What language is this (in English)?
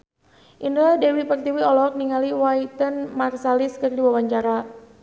Sundanese